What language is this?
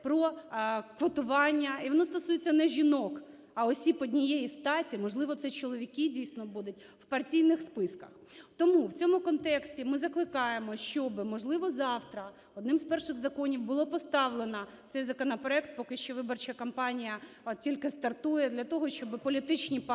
Ukrainian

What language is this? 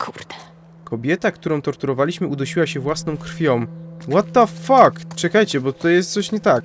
Polish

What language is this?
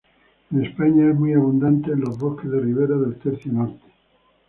Spanish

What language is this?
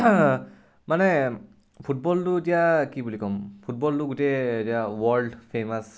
Assamese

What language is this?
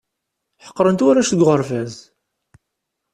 Kabyle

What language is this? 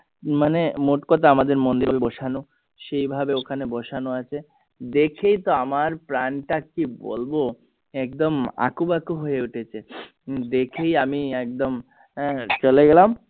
Bangla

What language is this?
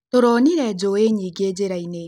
Kikuyu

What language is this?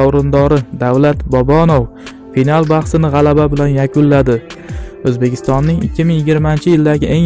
Turkish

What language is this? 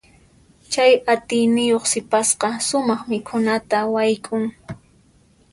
Puno Quechua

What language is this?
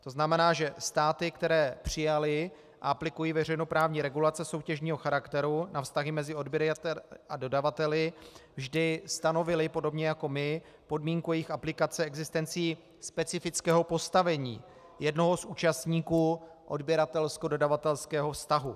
Czech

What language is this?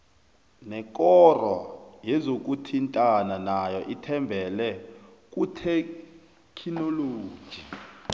South Ndebele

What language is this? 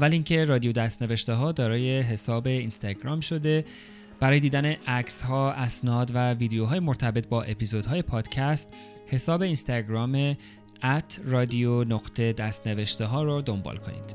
Persian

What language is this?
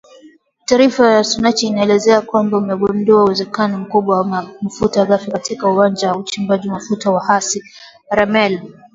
Swahili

